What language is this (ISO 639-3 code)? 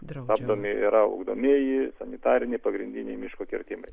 lit